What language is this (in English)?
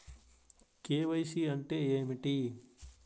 Telugu